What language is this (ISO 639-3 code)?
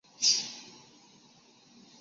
zho